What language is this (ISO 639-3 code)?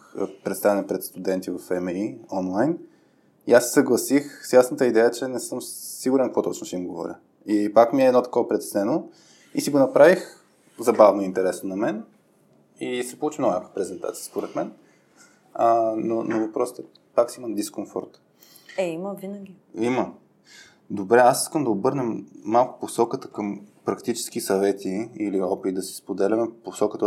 bul